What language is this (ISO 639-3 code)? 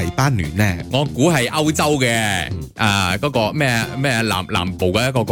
zho